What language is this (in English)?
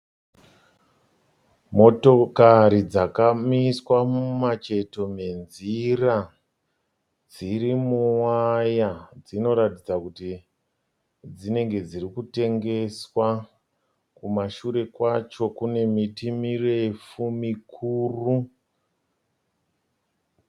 Shona